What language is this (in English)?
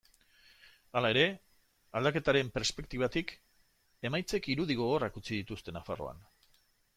Basque